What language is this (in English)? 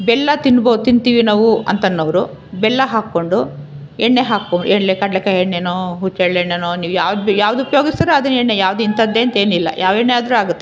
Kannada